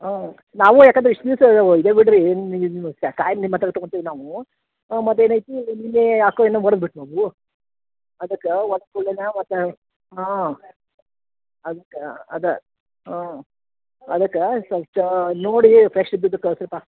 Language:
Kannada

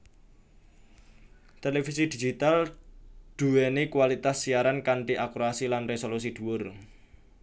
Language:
Javanese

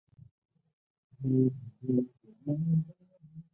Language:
Chinese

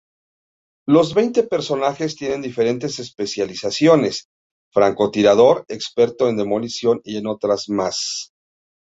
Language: Spanish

